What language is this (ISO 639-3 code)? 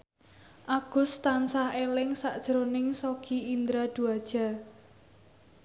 jav